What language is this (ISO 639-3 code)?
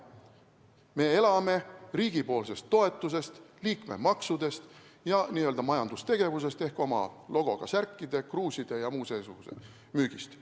est